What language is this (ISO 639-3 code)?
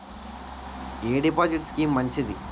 tel